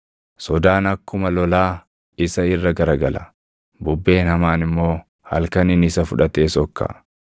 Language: Oromo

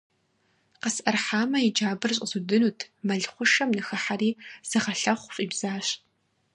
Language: Kabardian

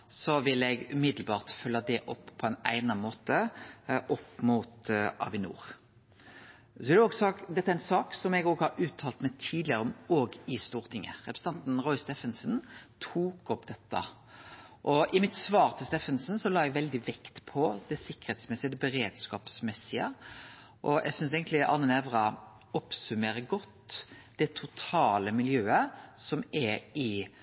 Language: Norwegian Nynorsk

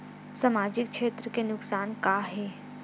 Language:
Chhattisgarhi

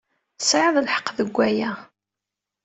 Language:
Kabyle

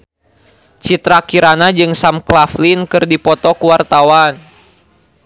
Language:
Sundanese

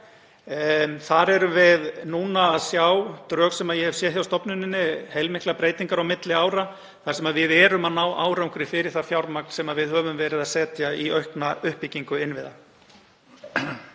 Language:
Icelandic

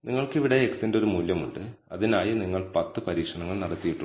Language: Malayalam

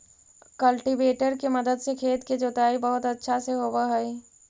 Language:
Magahi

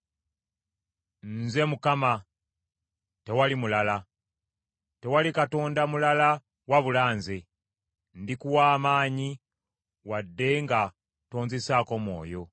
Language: Ganda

